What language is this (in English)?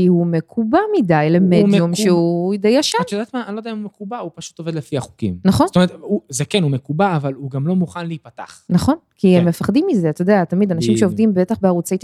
Hebrew